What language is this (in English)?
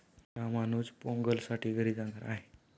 Marathi